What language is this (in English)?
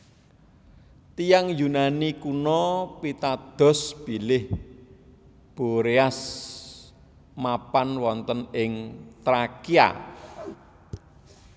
Javanese